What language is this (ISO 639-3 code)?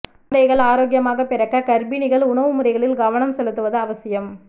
tam